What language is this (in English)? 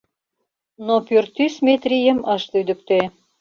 Mari